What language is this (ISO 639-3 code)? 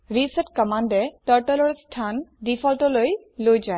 asm